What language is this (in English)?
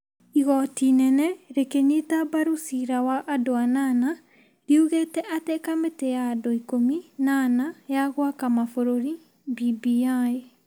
Kikuyu